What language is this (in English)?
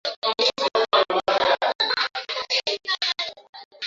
Swahili